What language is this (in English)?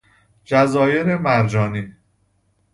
Persian